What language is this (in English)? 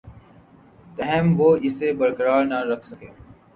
Urdu